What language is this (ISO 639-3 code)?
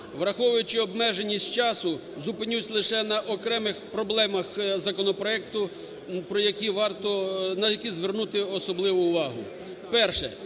ukr